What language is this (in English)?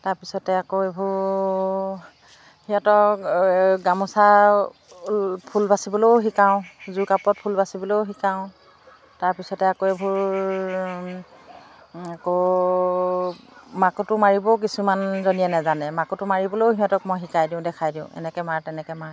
Assamese